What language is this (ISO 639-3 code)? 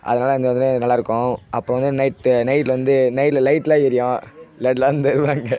tam